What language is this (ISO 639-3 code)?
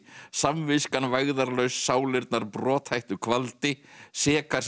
isl